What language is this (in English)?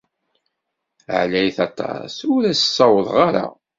Kabyle